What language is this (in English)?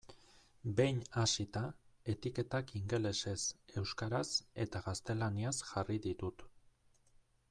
Basque